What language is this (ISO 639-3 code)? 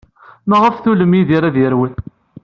kab